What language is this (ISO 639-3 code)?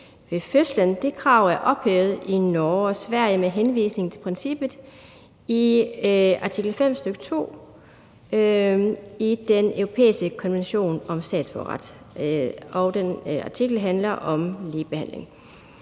dan